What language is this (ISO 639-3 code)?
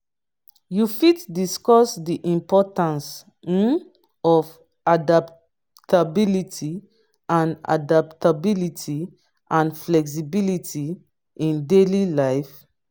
pcm